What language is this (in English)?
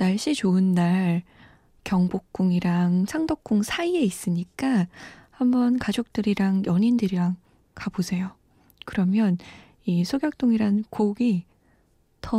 Korean